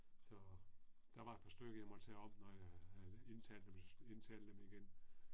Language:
Danish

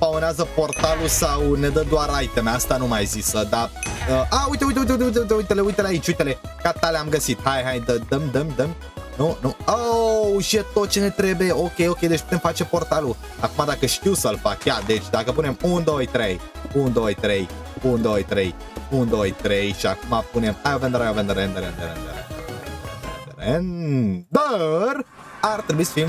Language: Romanian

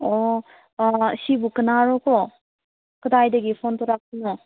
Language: Manipuri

